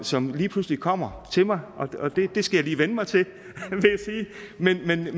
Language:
Danish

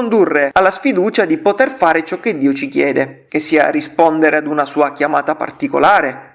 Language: Italian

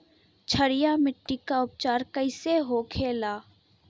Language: Bhojpuri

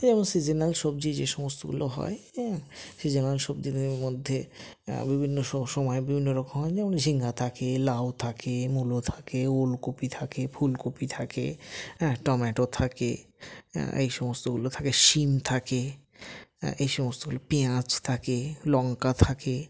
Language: Bangla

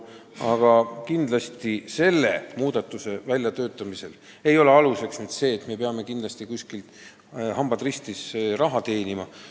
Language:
Estonian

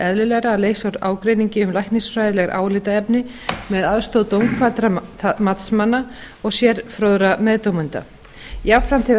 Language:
Icelandic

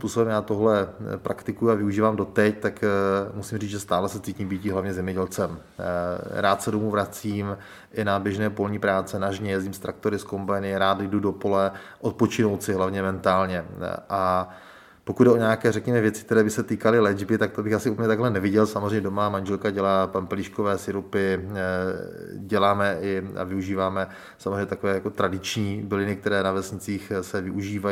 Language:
Czech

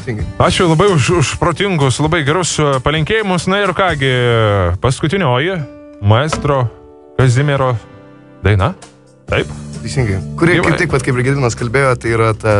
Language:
Lithuanian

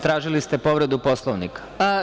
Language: Serbian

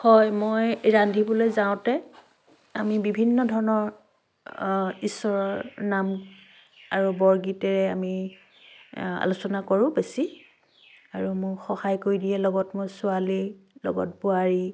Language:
Assamese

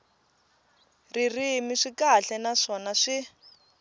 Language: Tsonga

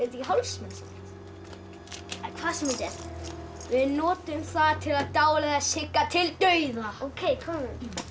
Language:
Icelandic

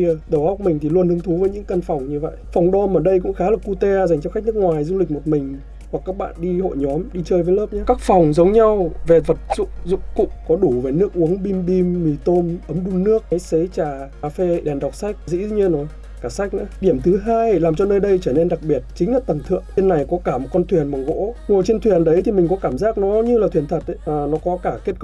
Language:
Vietnamese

